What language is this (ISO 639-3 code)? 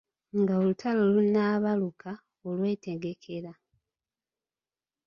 lug